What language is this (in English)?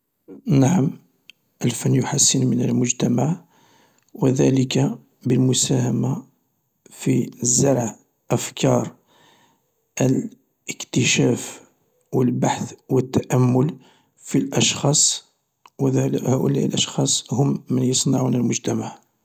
Algerian Arabic